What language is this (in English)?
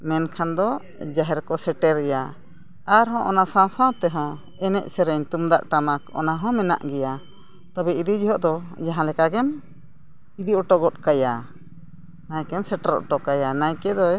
Santali